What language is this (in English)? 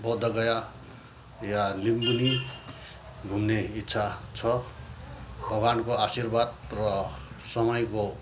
Nepali